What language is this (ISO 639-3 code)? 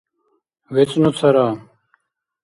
dar